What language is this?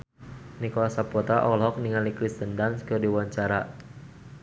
Sundanese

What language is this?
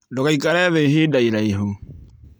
Kikuyu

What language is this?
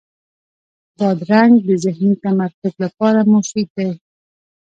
Pashto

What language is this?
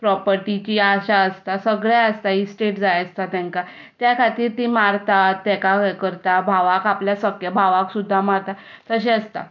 Konkani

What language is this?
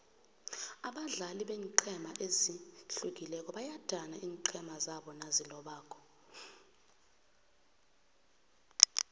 South Ndebele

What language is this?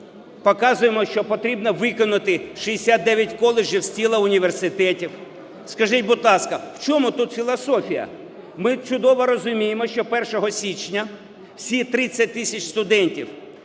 Ukrainian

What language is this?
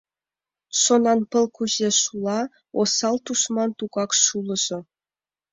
Mari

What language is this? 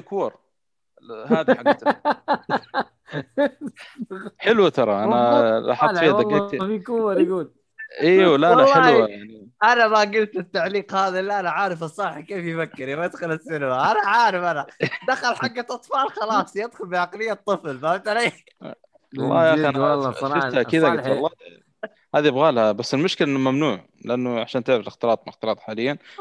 Arabic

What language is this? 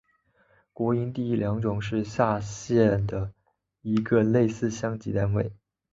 Chinese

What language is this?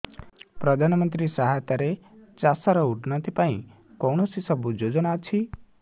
Odia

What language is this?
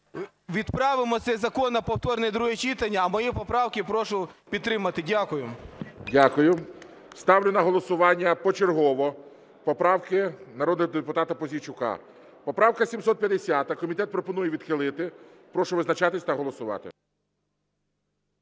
Ukrainian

